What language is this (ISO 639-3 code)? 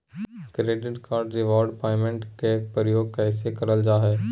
mag